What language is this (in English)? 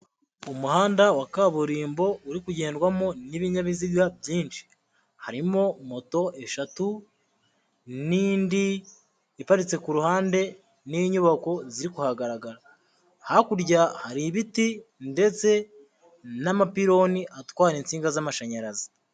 Kinyarwanda